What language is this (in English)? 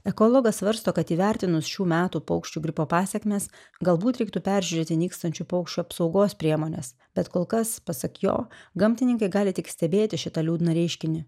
Lithuanian